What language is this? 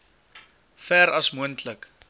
Afrikaans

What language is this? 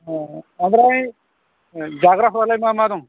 Bodo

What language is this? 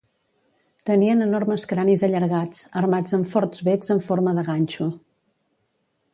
Catalan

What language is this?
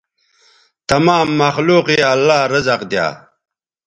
Bateri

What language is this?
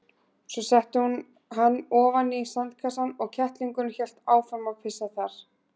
Icelandic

